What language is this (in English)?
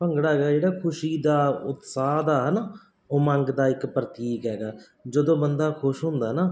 Punjabi